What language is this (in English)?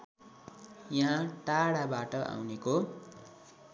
Nepali